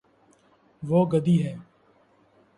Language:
Urdu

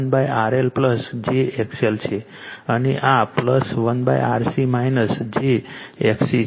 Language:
Gujarati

